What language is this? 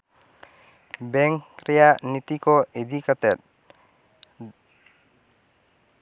Santali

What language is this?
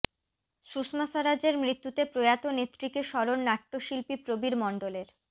Bangla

